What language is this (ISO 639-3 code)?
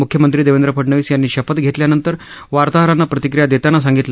mar